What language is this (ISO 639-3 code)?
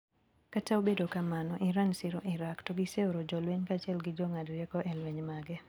luo